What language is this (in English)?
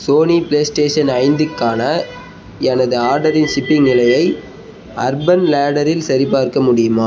Tamil